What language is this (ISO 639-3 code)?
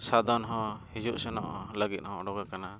sat